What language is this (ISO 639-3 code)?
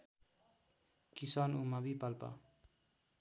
nep